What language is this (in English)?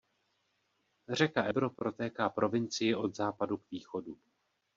Czech